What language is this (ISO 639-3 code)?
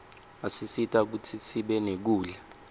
ssw